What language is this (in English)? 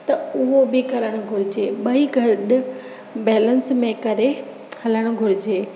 Sindhi